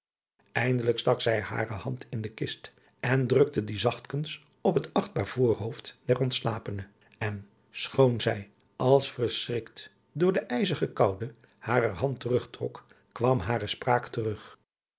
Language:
Dutch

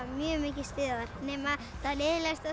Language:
Icelandic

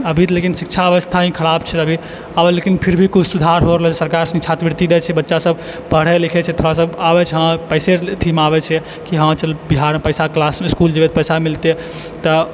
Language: Maithili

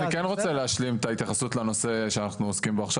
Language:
Hebrew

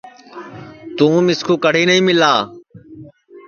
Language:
Sansi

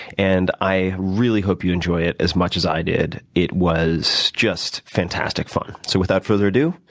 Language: English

